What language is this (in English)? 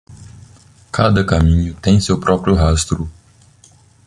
Portuguese